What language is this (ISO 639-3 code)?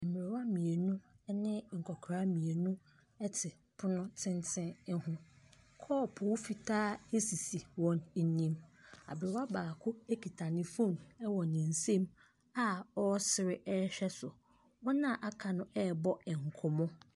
aka